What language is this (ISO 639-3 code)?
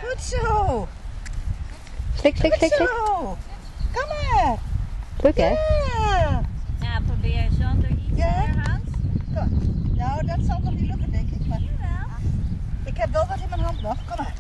nld